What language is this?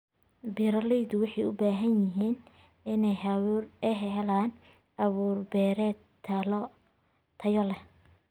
Somali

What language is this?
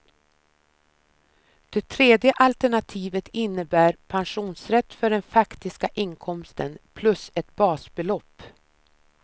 Swedish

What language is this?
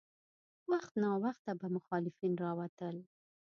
Pashto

